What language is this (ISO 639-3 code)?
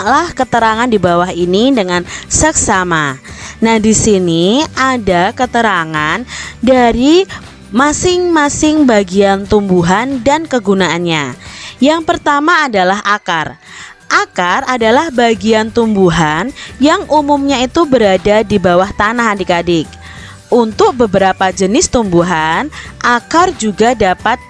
ind